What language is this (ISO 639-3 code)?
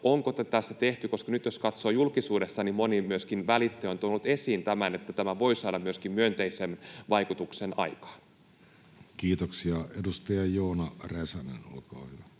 fin